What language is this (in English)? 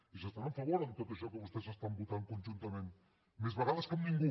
Catalan